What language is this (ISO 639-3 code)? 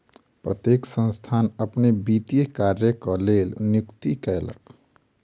mai